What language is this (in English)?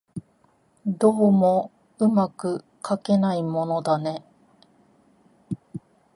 Japanese